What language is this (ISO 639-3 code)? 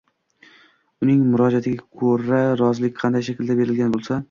uzb